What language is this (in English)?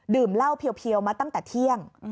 Thai